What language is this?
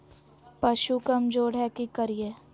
Magahi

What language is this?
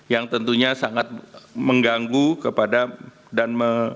Indonesian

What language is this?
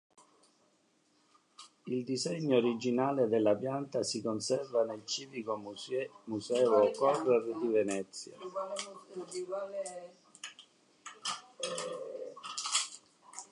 Italian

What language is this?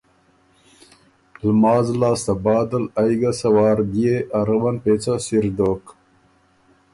Ormuri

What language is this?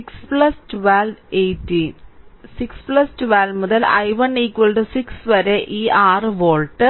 Malayalam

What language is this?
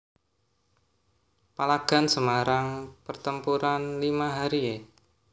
Javanese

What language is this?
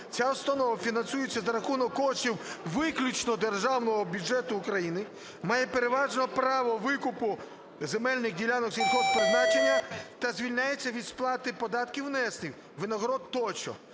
Ukrainian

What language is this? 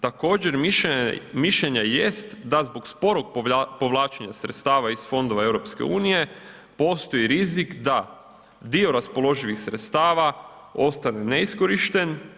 Croatian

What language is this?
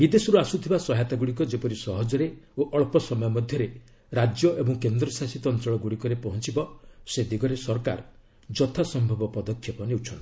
Odia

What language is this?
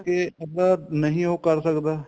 Punjabi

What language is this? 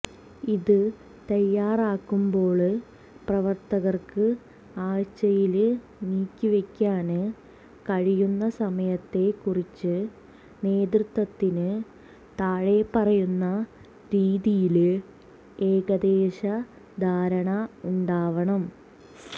Malayalam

